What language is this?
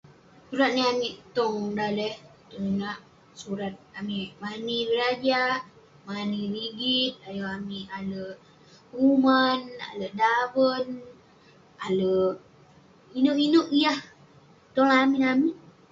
Western Penan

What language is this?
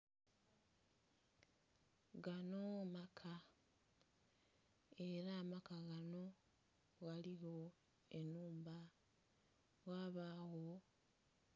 Soga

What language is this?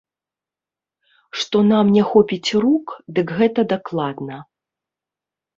Belarusian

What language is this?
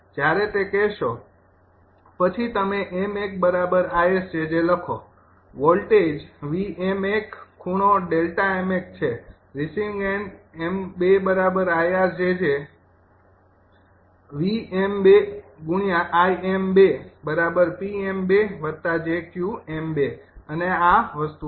Gujarati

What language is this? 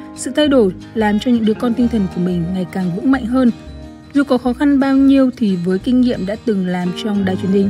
Vietnamese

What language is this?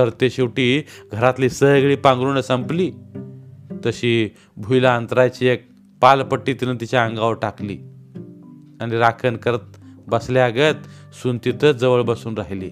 Marathi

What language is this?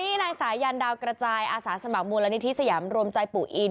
Thai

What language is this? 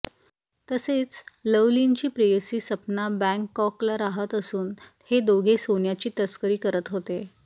Marathi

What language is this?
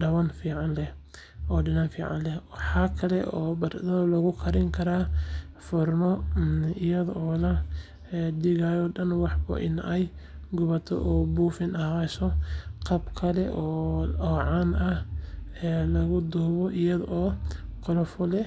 Somali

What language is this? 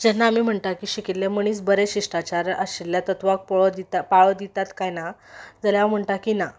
Konkani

